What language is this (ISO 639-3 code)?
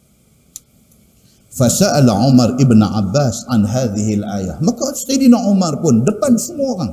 msa